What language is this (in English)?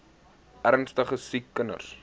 Afrikaans